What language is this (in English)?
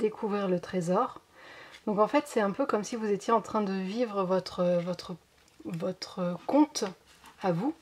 French